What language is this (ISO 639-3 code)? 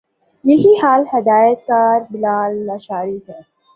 urd